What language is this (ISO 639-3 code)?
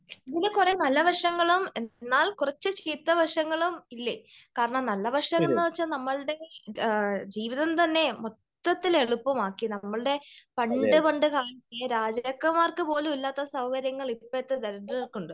mal